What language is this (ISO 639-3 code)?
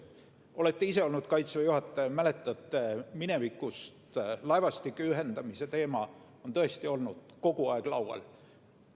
est